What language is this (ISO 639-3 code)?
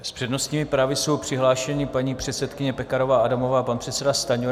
ces